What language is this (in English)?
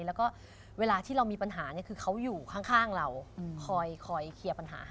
Thai